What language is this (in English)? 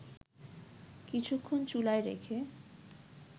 Bangla